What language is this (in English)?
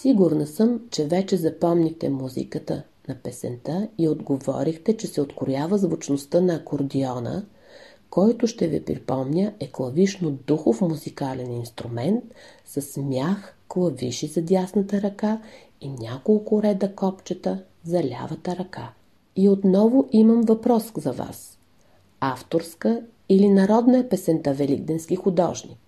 Bulgarian